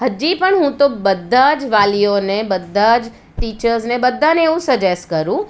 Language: Gujarati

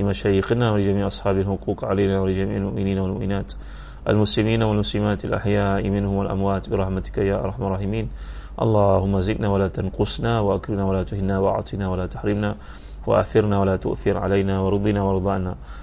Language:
Malay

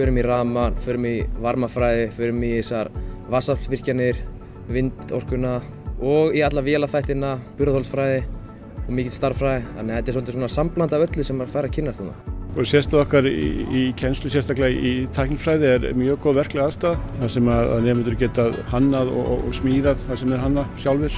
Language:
Icelandic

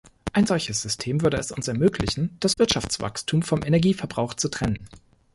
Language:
German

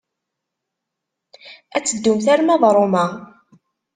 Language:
Kabyle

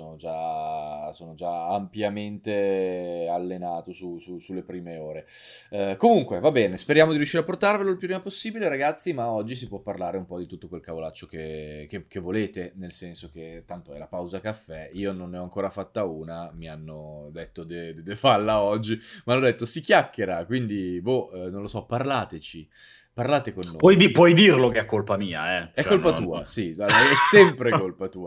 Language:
Italian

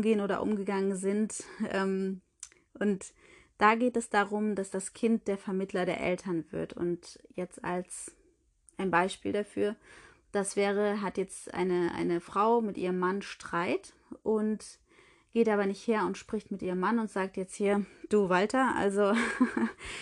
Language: German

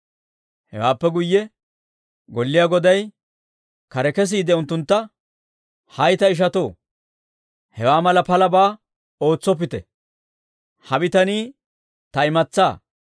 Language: Dawro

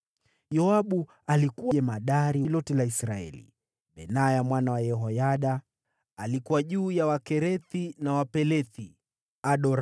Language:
Swahili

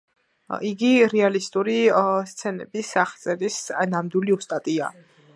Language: Georgian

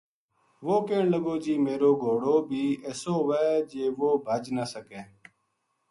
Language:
Gujari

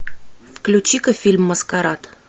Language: Russian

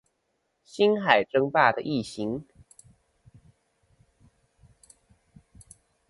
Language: Chinese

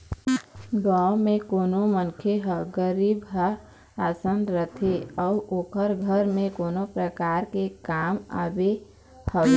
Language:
Chhattisgarhi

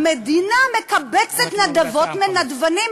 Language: Hebrew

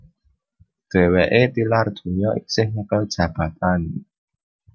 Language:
Javanese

